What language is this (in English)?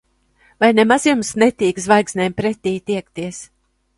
Latvian